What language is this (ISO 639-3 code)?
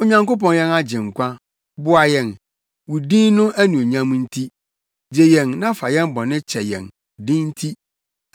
aka